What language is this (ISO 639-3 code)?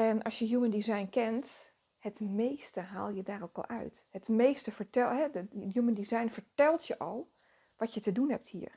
nld